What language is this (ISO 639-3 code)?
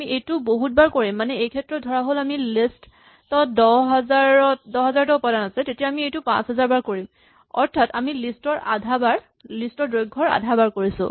asm